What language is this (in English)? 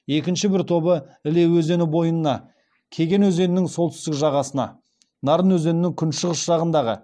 Kazakh